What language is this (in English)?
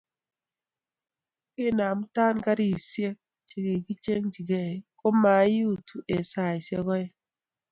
Kalenjin